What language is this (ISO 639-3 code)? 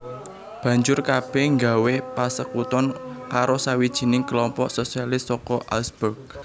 jav